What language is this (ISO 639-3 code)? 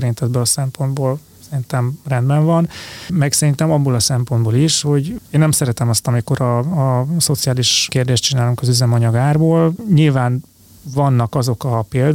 hun